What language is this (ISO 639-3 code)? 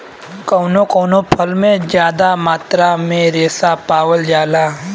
bho